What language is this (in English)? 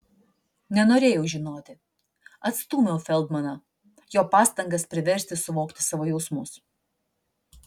Lithuanian